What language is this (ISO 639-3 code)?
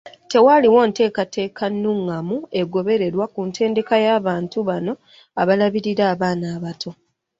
lug